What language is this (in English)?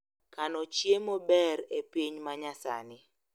Luo (Kenya and Tanzania)